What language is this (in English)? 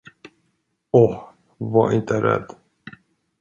Swedish